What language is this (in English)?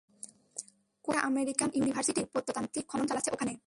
Bangla